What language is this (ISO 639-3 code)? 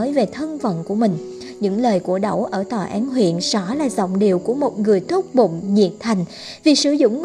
vie